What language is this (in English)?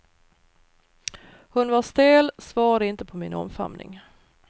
Swedish